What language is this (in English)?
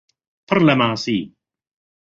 Central Kurdish